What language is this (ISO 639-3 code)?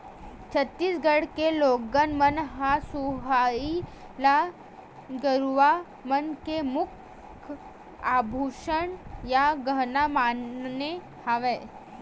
hne